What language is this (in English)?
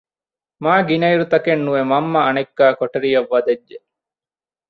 Divehi